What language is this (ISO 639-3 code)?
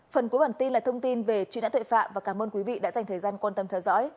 vie